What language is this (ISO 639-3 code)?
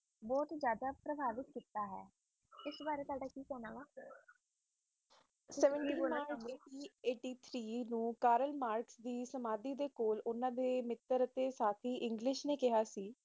pan